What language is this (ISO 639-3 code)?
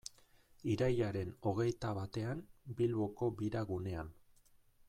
eus